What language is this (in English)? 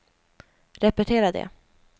Swedish